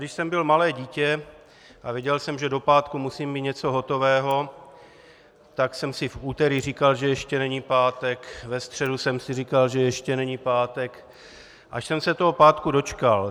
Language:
Czech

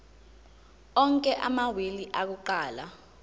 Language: Zulu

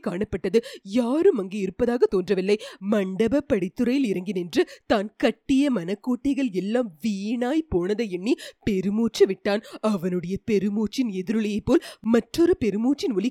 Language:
Tamil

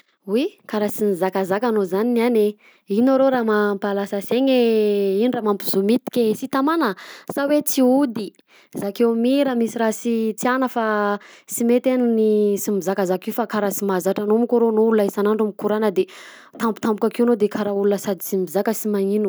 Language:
Southern Betsimisaraka Malagasy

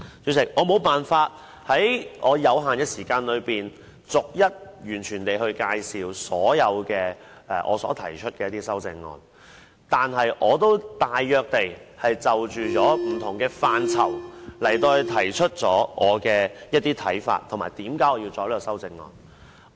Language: Cantonese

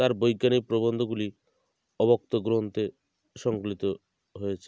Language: Bangla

